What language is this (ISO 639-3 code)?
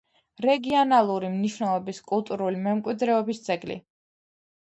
kat